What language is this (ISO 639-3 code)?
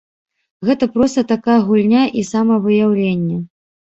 bel